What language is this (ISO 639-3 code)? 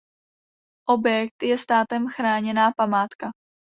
ces